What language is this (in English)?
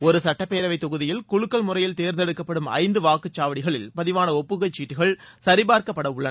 Tamil